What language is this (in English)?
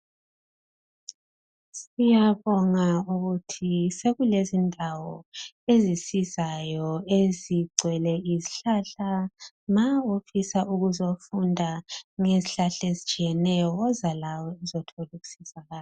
North Ndebele